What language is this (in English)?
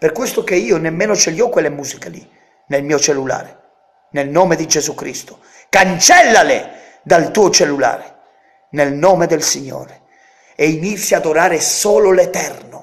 Italian